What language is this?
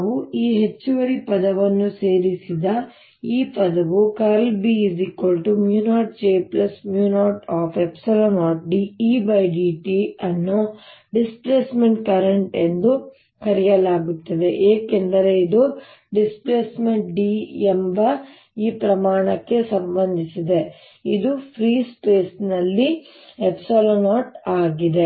Kannada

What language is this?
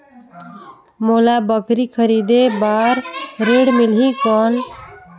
Chhattisgarhi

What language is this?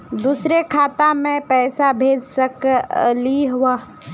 Magahi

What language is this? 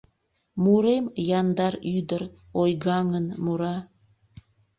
Mari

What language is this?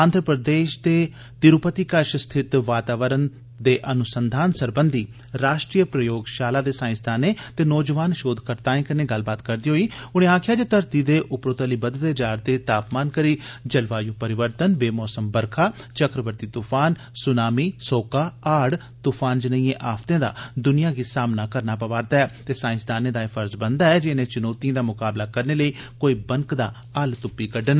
Dogri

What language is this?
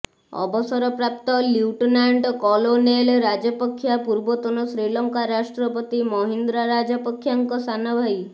Odia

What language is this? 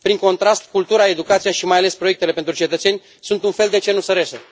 Romanian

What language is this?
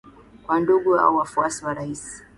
Swahili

